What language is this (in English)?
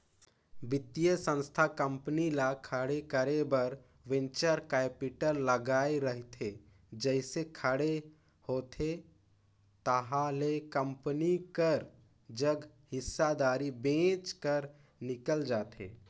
Chhattisgarhi